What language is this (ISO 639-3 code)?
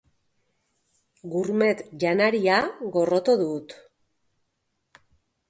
eus